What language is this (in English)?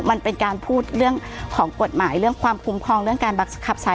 Thai